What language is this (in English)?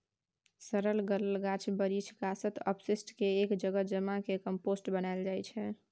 Maithili